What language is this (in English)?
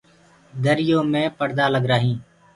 Gurgula